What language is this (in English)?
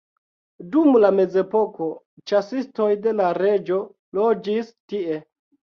Esperanto